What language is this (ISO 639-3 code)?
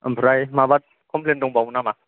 brx